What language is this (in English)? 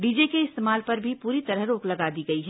Hindi